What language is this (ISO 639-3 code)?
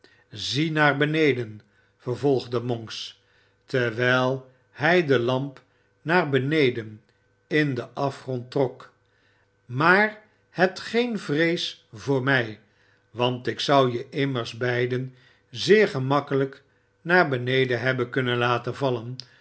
nld